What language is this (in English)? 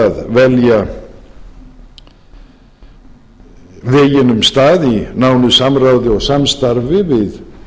Icelandic